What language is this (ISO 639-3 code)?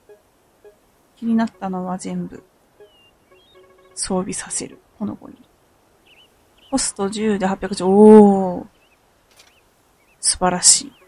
jpn